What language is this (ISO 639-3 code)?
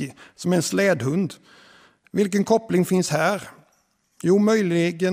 swe